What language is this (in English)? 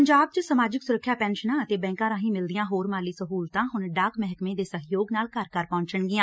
Punjabi